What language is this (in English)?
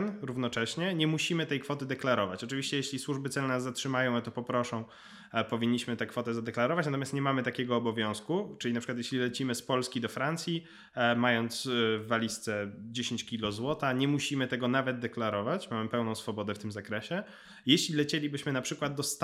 Polish